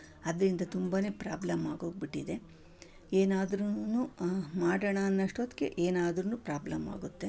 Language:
Kannada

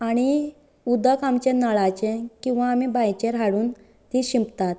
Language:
Konkani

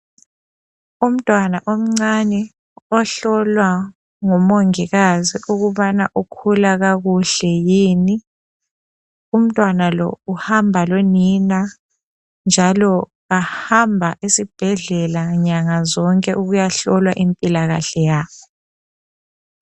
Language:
North Ndebele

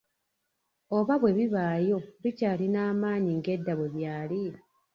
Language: Ganda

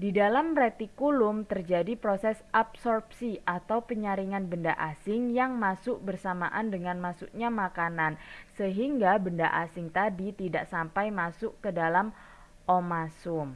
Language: Indonesian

